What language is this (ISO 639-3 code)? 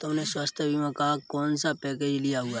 hin